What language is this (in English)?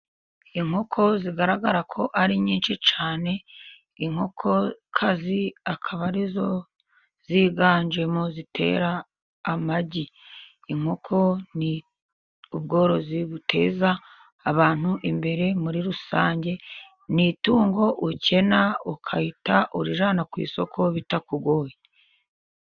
Kinyarwanda